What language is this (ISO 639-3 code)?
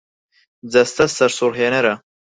ckb